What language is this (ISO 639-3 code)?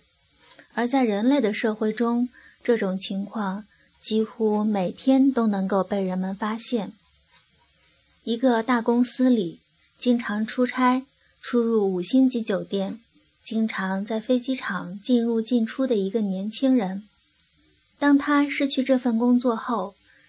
zho